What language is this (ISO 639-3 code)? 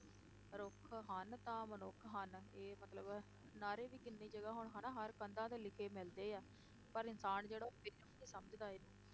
pan